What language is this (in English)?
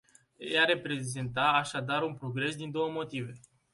Romanian